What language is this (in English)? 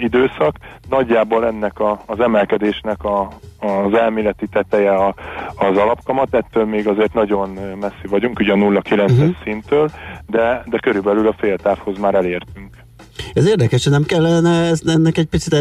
Hungarian